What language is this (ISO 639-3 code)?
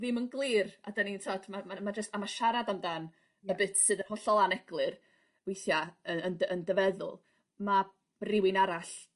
cym